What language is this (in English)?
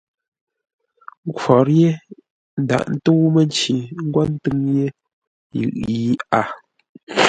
Ngombale